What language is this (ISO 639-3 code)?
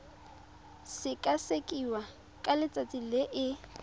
tsn